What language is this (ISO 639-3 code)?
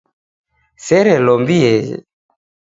dav